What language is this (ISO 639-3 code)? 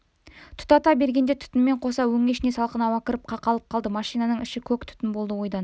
kaz